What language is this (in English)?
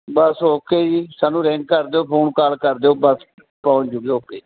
Punjabi